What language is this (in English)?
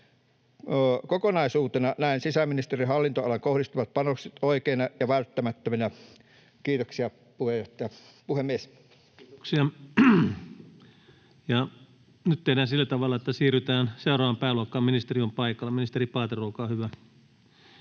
Finnish